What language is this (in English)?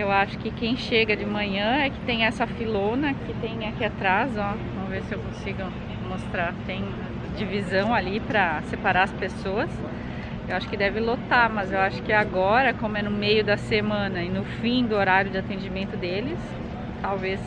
Portuguese